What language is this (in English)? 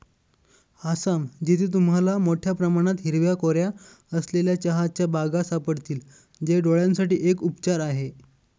Marathi